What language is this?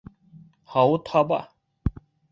Bashkir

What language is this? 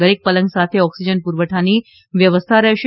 Gujarati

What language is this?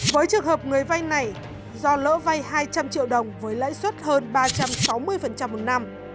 Vietnamese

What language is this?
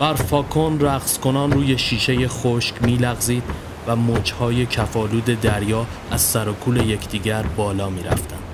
Persian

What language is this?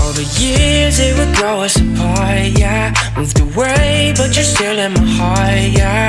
Vietnamese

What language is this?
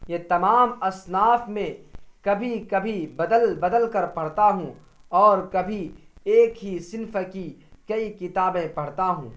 Urdu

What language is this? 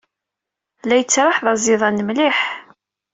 Kabyle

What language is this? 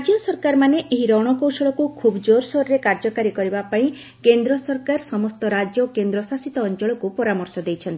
Odia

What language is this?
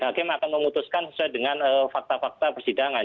Indonesian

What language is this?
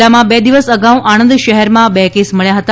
Gujarati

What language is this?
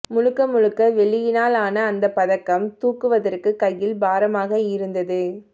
Tamil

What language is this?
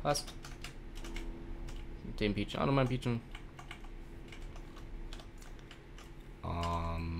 German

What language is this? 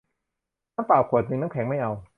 Thai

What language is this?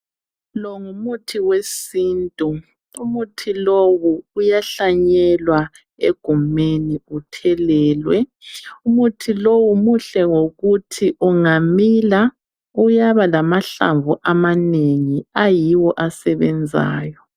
North Ndebele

